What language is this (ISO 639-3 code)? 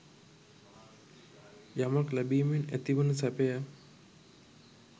sin